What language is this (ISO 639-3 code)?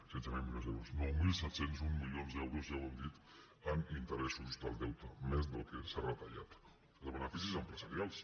cat